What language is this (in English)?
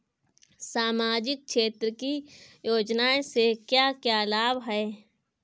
Bhojpuri